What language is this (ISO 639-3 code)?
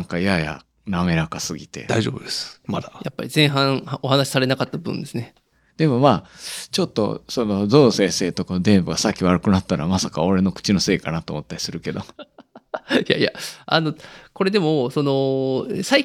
jpn